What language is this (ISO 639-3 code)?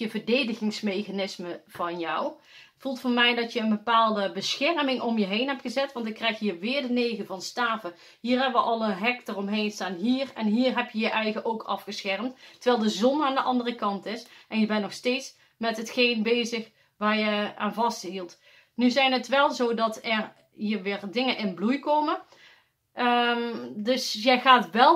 nld